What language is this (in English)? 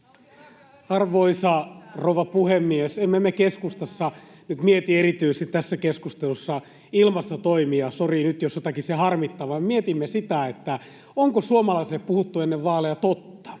Finnish